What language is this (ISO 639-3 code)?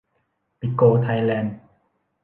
tha